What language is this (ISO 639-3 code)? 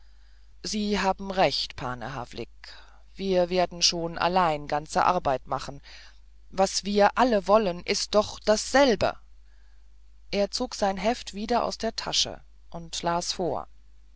deu